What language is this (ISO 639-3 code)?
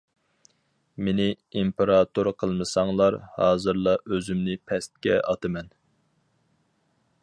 uig